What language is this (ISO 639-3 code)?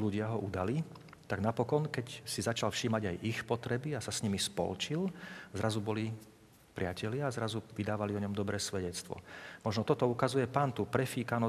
slk